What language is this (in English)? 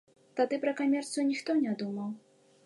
Belarusian